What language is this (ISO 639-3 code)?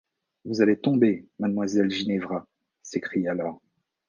fra